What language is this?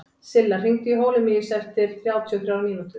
Icelandic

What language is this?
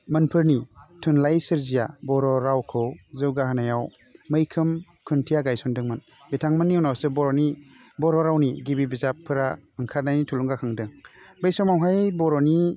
Bodo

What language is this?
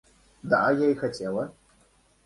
Russian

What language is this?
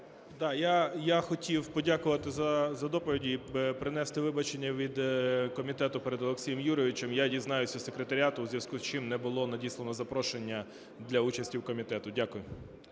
Ukrainian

